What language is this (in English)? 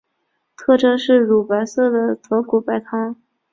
Chinese